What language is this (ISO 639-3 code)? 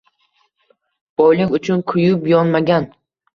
uzb